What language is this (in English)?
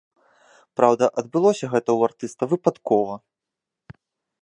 Belarusian